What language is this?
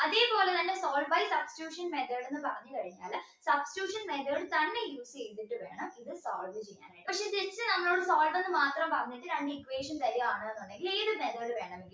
Malayalam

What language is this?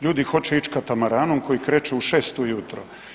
Croatian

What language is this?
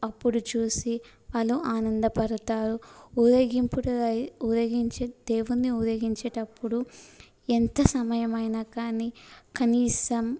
Telugu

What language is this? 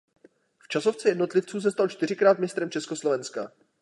Czech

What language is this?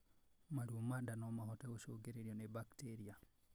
Kikuyu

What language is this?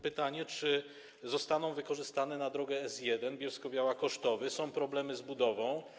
Polish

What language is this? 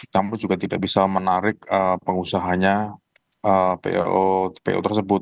Indonesian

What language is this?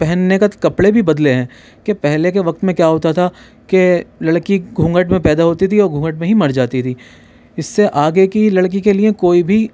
Urdu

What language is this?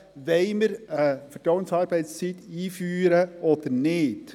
Swiss German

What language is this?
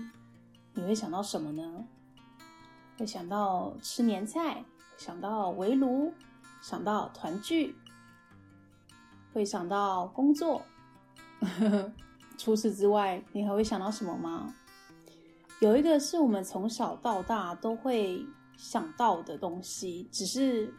Chinese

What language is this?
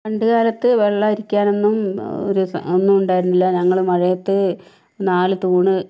Malayalam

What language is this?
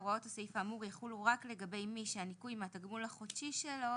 Hebrew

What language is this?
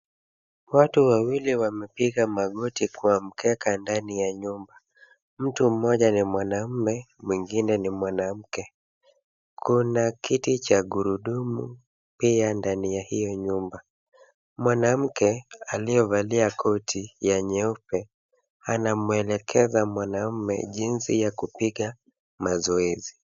Swahili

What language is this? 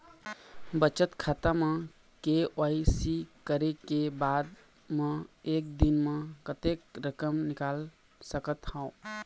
Chhattisgarhi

